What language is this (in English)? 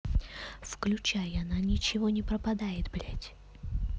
Russian